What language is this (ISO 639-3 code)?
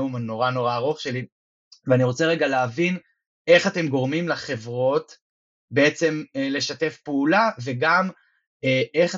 heb